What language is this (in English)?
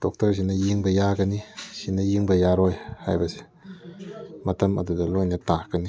Manipuri